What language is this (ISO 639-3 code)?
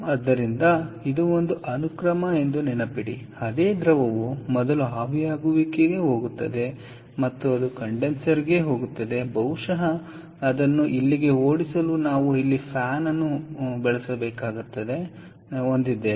kan